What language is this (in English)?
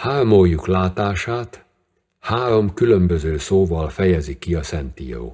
Hungarian